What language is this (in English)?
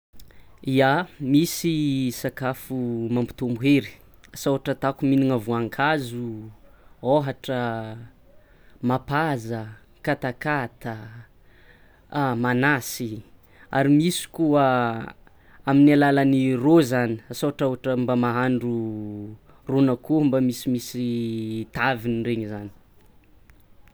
Tsimihety Malagasy